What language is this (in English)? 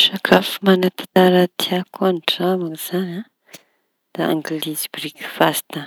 Tanosy Malagasy